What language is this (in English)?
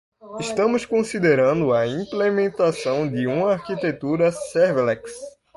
Portuguese